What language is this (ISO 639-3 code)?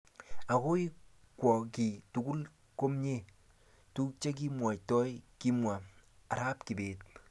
kln